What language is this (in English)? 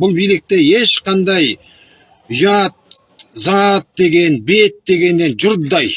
Turkish